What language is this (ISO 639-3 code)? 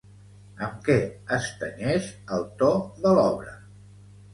cat